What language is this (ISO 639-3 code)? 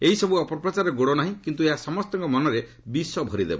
ori